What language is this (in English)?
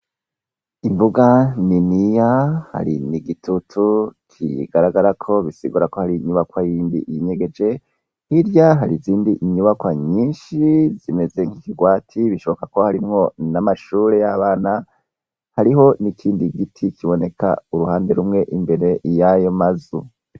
Rundi